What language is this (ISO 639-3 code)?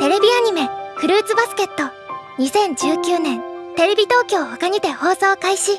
jpn